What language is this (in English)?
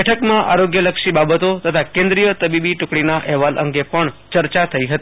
Gujarati